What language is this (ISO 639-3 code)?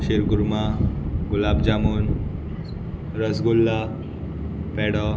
kok